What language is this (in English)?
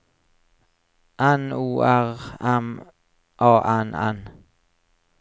Norwegian